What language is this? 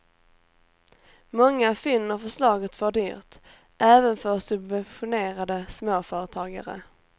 Swedish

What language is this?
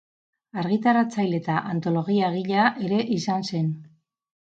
Basque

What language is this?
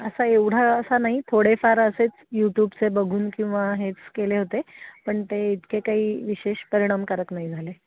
Marathi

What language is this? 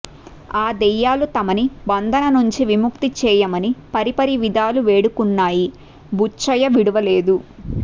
Telugu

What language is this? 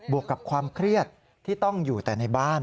Thai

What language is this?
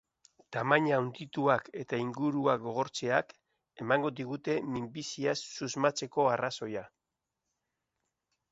Basque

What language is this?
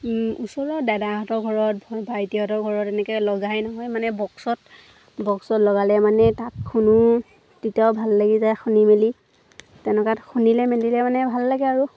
Assamese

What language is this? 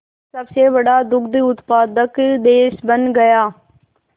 Hindi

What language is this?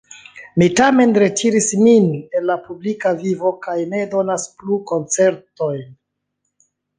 Esperanto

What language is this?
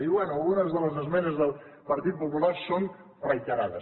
Catalan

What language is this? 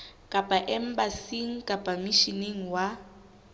Southern Sotho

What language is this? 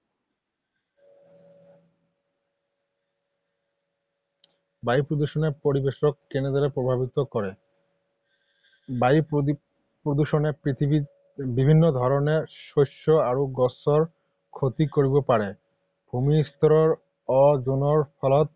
Assamese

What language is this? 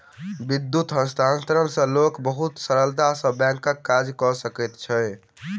Maithili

